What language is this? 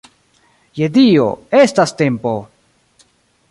Esperanto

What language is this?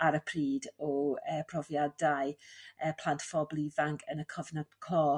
Welsh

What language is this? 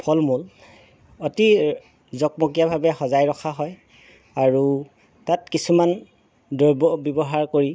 Assamese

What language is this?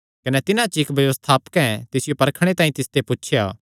Kangri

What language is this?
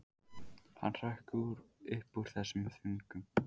Icelandic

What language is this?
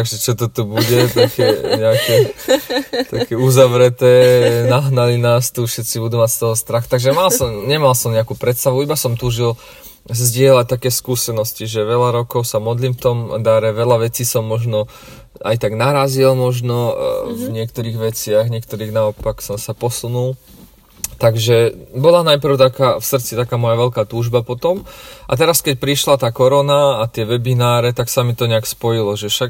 Slovak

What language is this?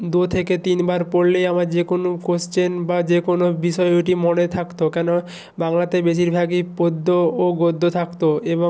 Bangla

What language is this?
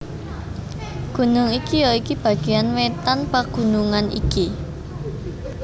Javanese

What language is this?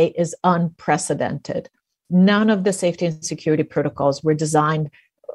Danish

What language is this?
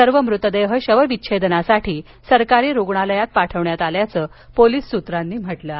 Marathi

